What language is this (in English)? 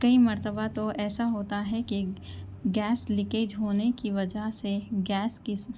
Urdu